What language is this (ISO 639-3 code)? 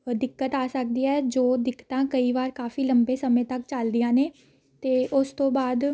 pan